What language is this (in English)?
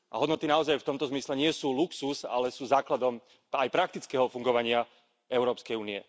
Slovak